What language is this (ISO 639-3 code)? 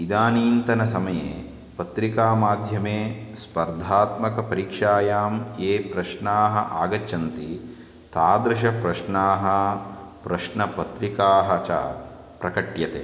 san